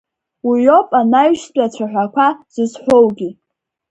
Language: Abkhazian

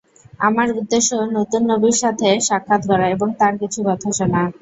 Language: Bangla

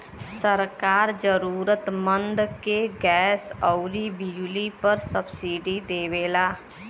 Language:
Bhojpuri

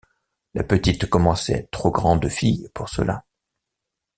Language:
French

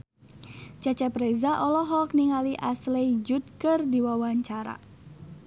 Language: Sundanese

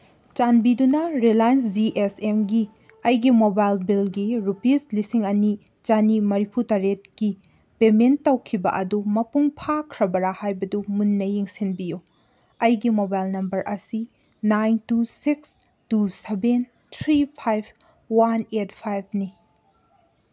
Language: Manipuri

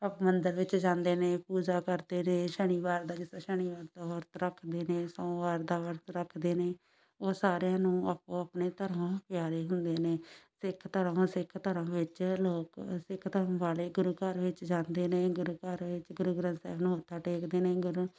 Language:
Punjabi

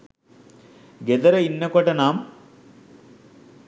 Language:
Sinhala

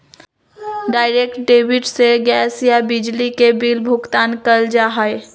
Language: Magahi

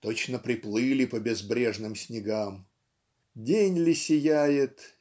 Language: Russian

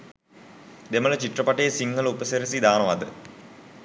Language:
Sinhala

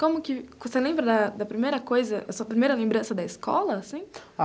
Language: Portuguese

